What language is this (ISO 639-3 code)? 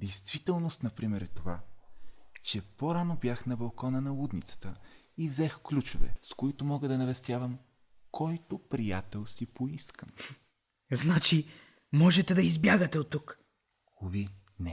bul